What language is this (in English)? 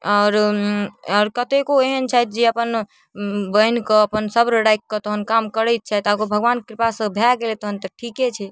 Maithili